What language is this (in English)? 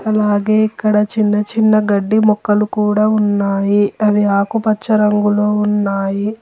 Telugu